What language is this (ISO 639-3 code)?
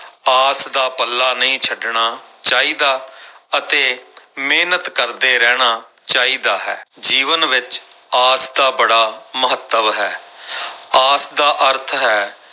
pan